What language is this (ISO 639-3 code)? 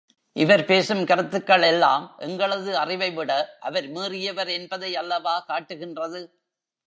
tam